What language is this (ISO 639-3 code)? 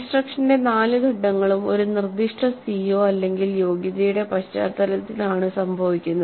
mal